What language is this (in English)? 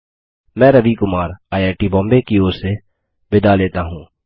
Hindi